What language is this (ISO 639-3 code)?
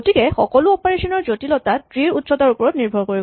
asm